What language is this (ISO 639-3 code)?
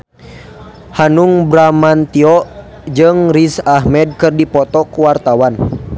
sun